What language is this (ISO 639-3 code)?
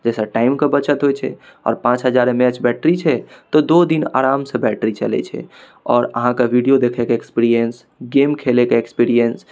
mai